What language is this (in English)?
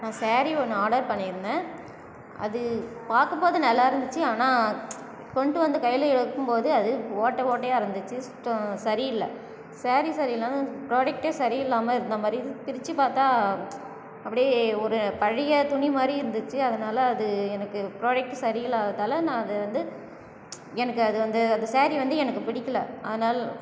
Tamil